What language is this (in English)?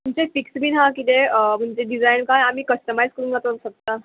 Konkani